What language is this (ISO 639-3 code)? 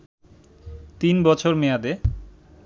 ben